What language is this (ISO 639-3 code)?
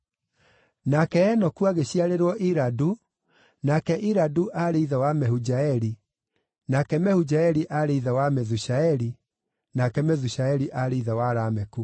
kik